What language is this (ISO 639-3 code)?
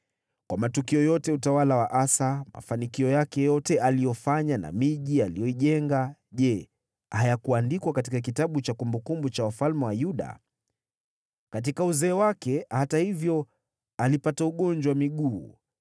swa